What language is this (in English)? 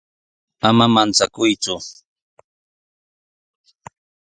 Sihuas Ancash Quechua